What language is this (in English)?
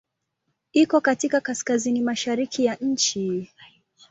Swahili